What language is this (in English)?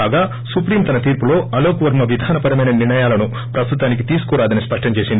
Telugu